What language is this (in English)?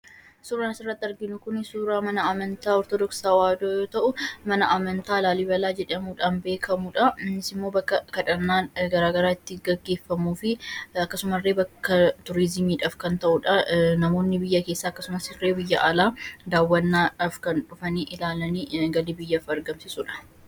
Oromo